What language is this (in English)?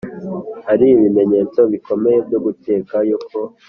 Kinyarwanda